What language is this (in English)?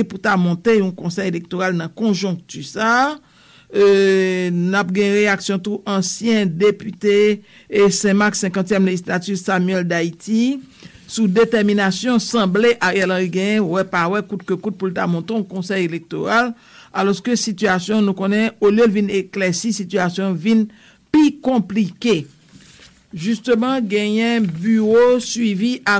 French